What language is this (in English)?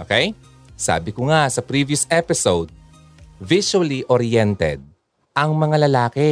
Filipino